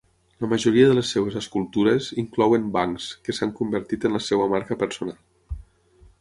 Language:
Catalan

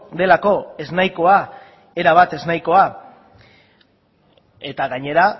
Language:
Basque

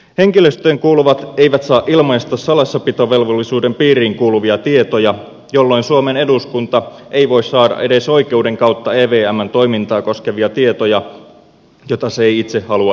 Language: Finnish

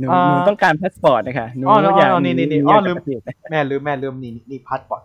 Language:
Thai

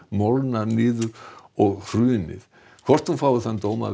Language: Icelandic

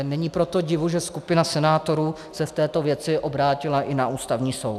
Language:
Czech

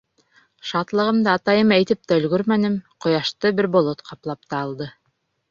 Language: Bashkir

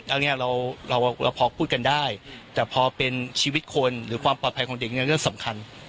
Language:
Thai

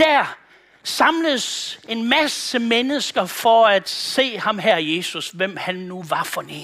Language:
Danish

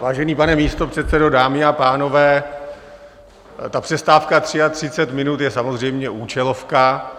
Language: Czech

